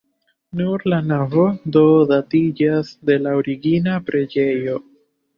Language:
Esperanto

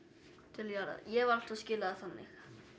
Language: Icelandic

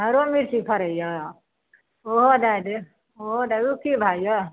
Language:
Maithili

